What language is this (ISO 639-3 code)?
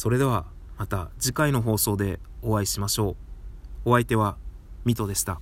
jpn